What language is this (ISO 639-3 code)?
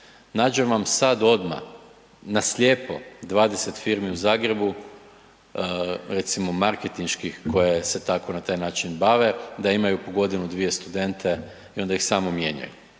hrv